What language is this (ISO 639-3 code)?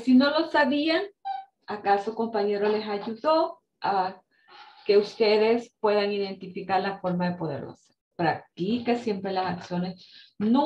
spa